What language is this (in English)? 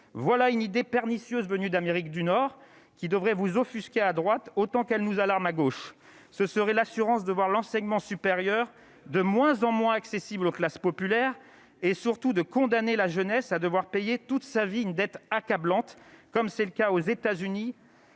French